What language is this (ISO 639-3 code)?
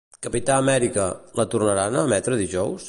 cat